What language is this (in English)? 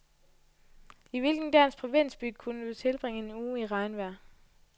Danish